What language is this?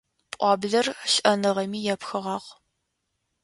Adyghe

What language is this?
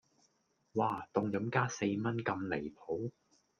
Cantonese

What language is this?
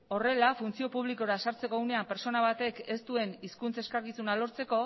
Basque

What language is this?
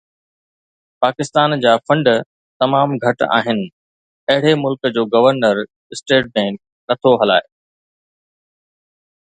Sindhi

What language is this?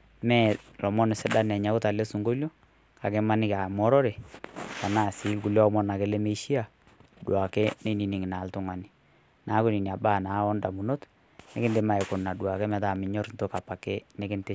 Masai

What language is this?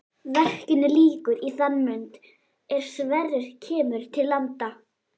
Icelandic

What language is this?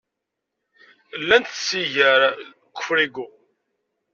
Kabyle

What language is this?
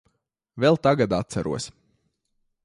Latvian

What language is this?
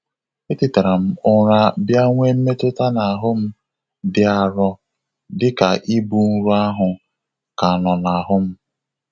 Igbo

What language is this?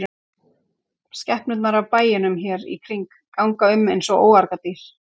Icelandic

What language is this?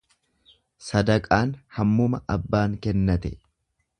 Oromo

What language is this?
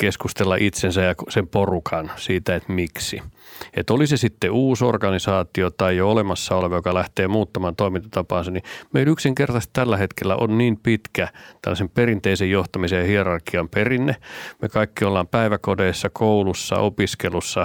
Finnish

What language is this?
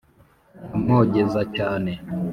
Kinyarwanda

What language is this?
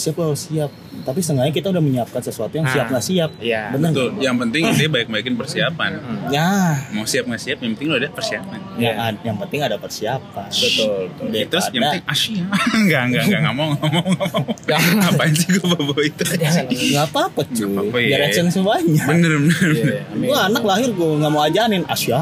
Indonesian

